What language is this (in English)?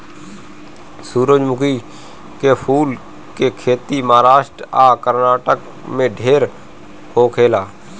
Bhojpuri